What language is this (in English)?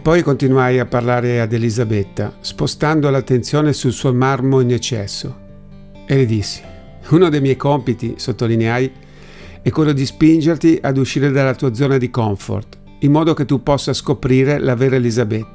Italian